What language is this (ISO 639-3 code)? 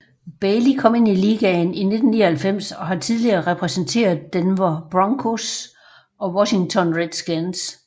dan